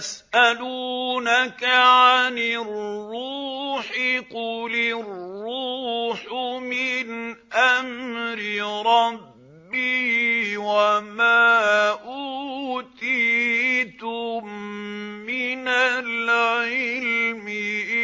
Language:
Arabic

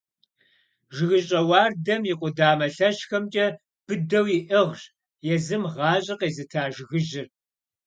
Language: Kabardian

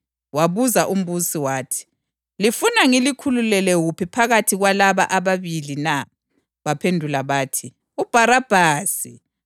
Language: North Ndebele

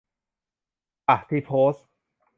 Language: Thai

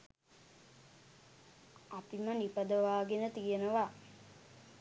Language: Sinhala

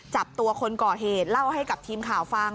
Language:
Thai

